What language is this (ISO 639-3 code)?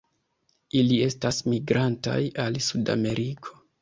epo